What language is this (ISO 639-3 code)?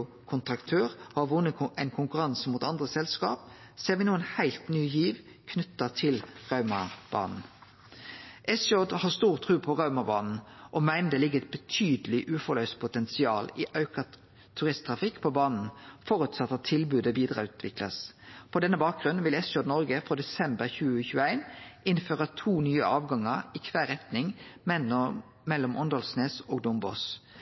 nno